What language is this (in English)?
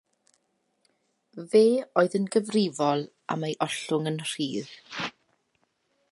Welsh